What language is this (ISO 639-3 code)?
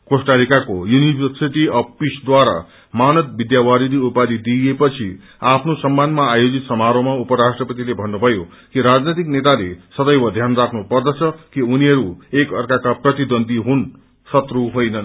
nep